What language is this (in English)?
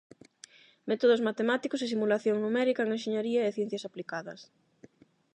Galician